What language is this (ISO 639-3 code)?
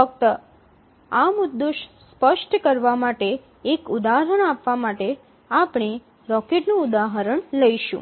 guj